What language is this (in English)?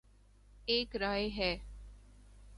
Urdu